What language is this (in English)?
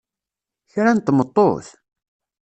Kabyle